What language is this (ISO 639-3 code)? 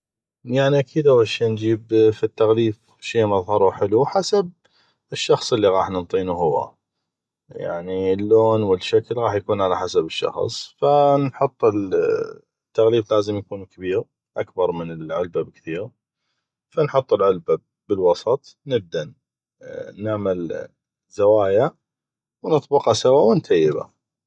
ayp